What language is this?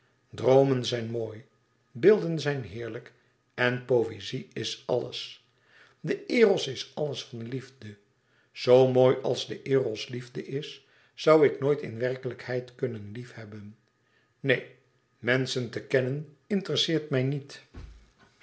Dutch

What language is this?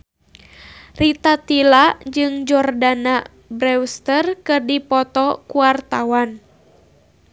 Sundanese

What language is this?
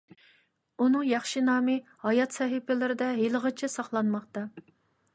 Uyghur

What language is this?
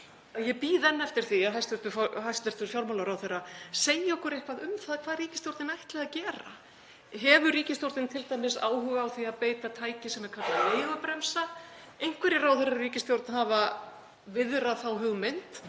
Icelandic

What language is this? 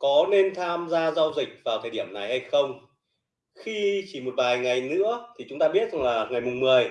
Vietnamese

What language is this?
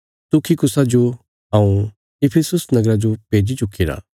Bilaspuri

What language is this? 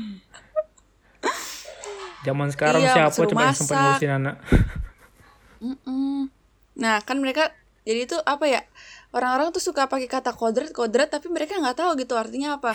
Indonesian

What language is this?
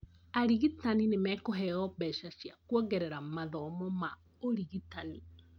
Kikuyu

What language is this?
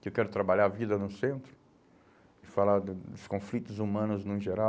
Portuguese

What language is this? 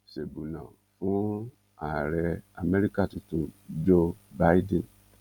Yoruba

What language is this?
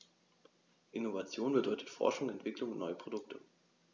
German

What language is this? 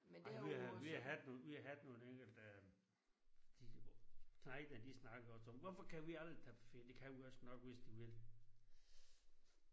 Danish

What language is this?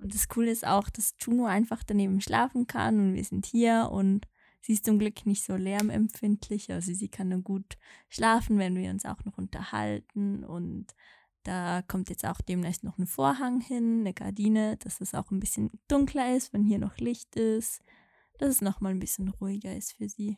German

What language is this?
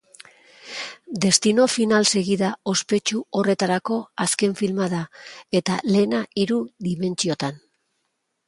Basque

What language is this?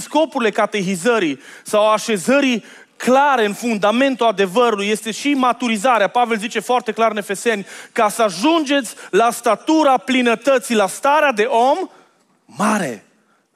Romanian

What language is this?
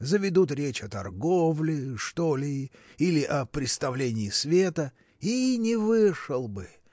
Russian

